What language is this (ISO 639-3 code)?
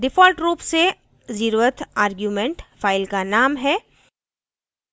hin